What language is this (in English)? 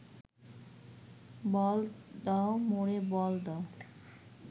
Bangla